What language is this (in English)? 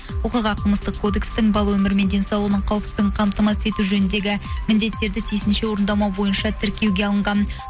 Kazakh